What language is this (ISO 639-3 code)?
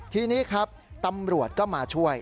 tha